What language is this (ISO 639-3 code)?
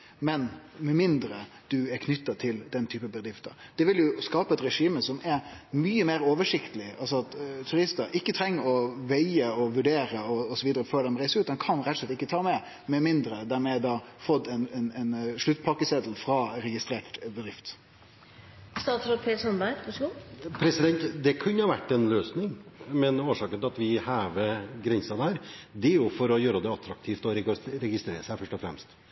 nor